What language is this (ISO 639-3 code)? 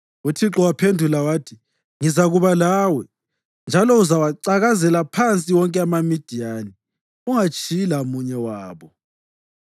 nde